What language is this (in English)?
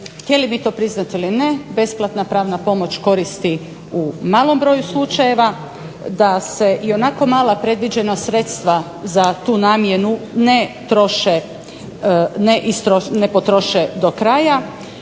Croatian